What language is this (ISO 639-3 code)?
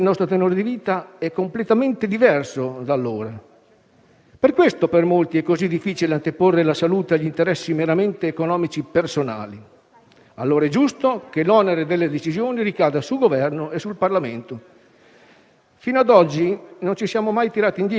ita